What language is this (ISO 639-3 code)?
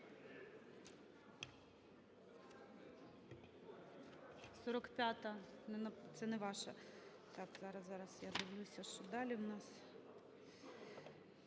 ukr